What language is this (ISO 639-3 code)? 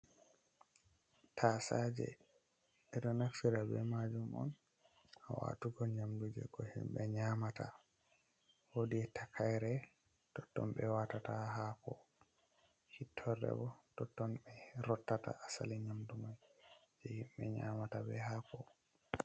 ful